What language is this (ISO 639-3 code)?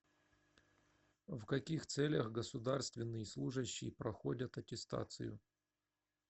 rus